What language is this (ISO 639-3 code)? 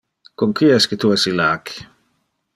ina